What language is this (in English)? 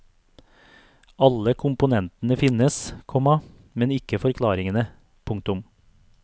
Norwegian